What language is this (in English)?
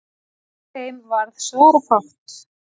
Icelandic